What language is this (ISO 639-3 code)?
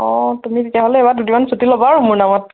asm